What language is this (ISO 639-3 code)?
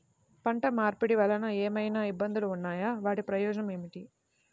tel